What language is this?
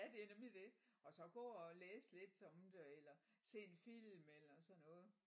Danish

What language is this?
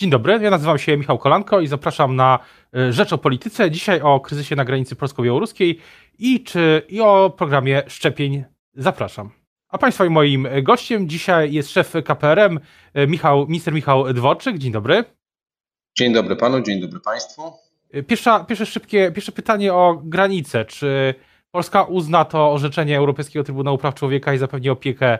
Polish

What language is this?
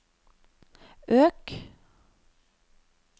Norwegian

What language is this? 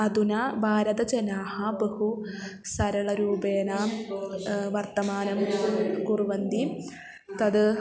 Sanskrit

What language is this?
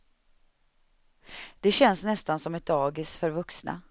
Swedish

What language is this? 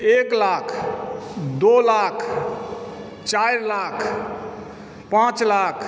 Maithili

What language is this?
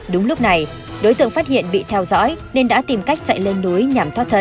Vietnamese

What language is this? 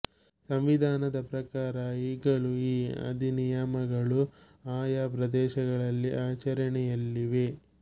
Kannada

